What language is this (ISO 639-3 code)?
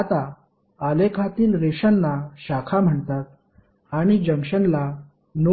mar